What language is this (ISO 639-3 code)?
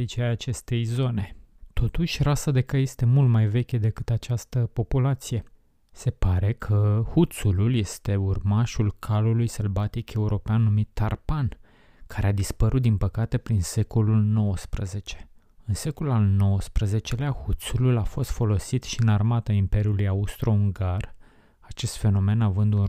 ron